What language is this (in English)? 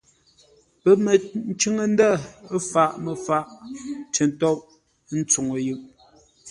Ngombale